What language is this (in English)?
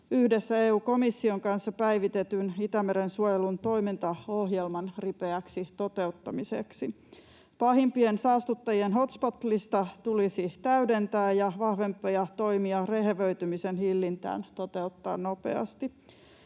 Finnish